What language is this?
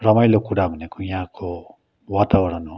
Nepali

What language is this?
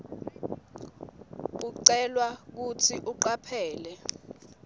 Swati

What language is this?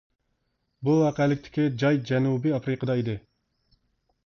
Uyghur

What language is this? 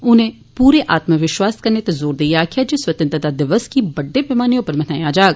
Dogri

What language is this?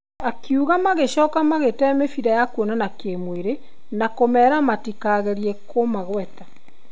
Kikuyu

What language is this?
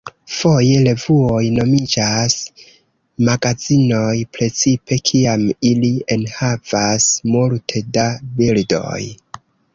Esperanto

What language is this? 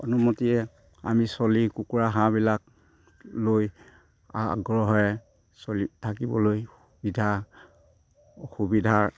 Assamese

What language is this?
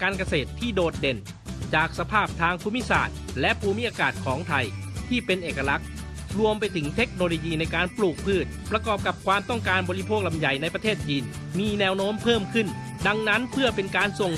Thai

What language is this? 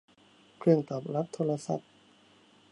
Thai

